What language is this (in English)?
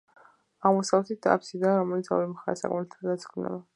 Georgian